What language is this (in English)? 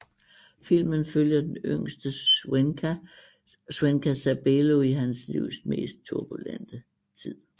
Danish